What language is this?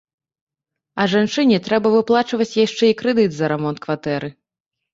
Belarusian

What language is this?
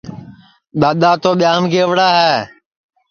Sansi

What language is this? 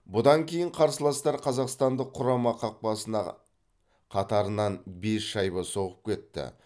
Kazakh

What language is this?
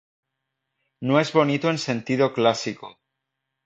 Spanish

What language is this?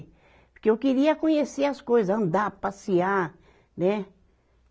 Portuguese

